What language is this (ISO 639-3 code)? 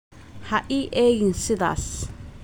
som